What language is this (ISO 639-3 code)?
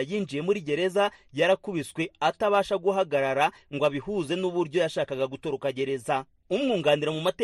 swa